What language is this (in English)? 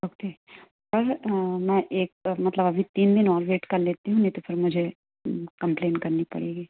Hindi